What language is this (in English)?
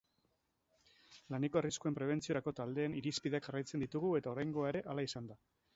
Basque